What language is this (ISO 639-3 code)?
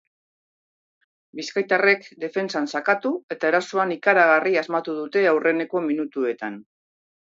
eus